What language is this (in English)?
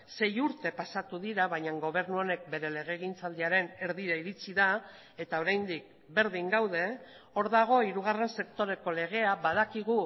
Basque